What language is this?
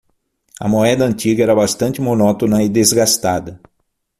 Portuguese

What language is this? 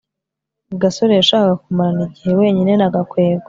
Kinyarwanda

